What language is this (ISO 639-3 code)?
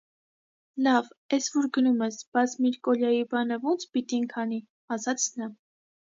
hye